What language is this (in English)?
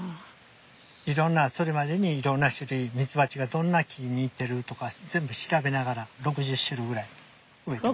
Japanese